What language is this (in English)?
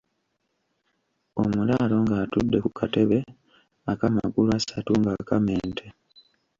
Ganda